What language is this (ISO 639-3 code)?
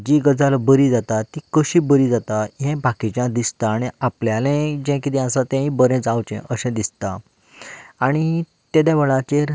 kok